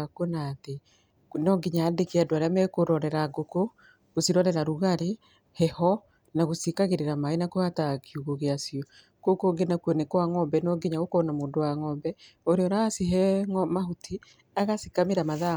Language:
Kikuyu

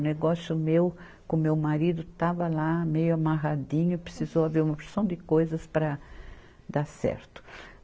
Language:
Portuguese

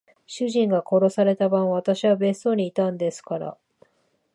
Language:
Japanese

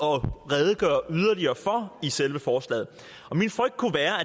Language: Danish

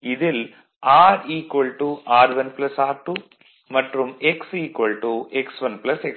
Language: Tamil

